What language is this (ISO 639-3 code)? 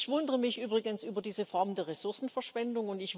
deu